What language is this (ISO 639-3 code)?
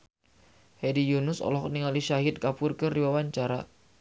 sun